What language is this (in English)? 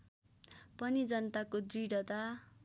Nepali